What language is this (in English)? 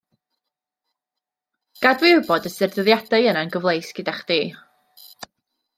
Welsh